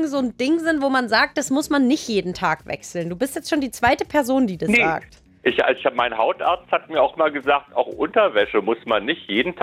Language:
German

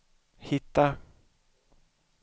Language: Swedish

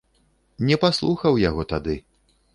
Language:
Belarusian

